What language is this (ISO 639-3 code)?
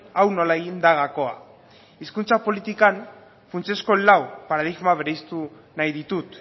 eus